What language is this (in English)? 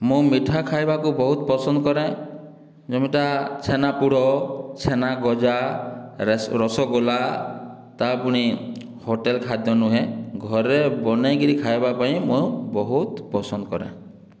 Odia